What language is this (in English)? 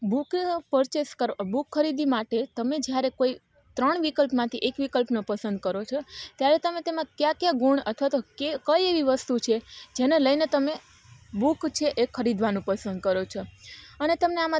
Gujarati